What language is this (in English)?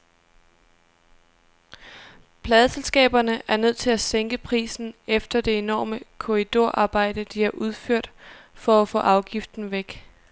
Danish